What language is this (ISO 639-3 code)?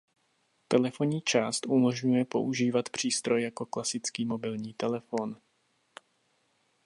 ces